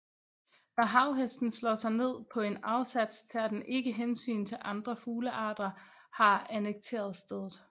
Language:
Danish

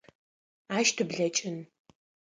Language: Adyghe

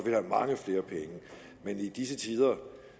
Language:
Danish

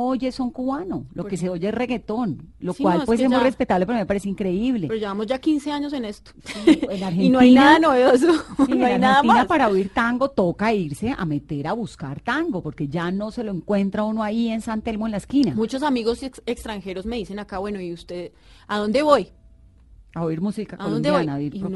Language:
Spanish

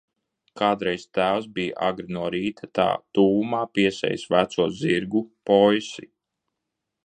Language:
Latvian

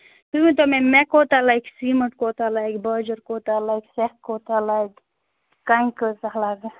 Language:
Kashmiri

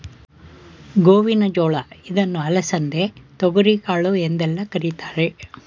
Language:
Kannada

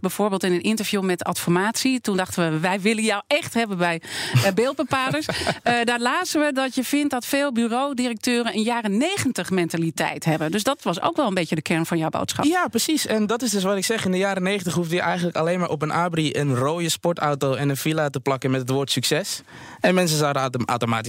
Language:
Dutch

